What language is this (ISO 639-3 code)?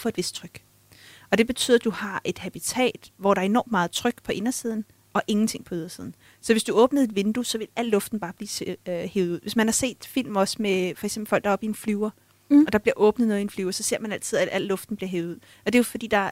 dan